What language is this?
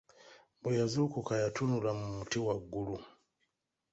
Ganda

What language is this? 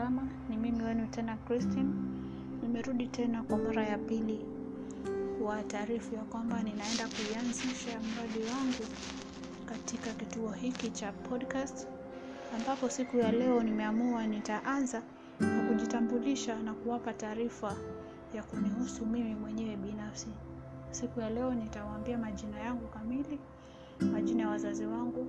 Swahili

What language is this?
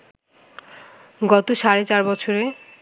Bangla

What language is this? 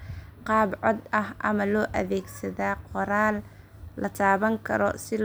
Somali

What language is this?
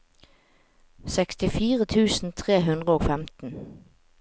Norwegian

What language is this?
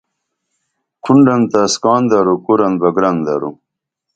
Dameli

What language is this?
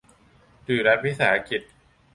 Thai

